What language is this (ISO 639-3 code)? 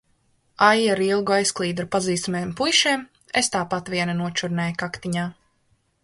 lav